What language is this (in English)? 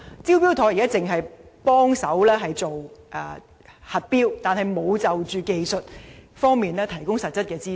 Cantonese